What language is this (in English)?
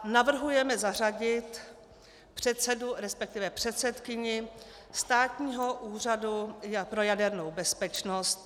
Czech